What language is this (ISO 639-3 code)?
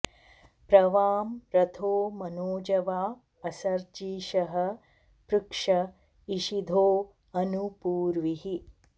san